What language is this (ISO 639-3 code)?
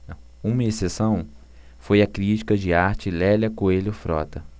por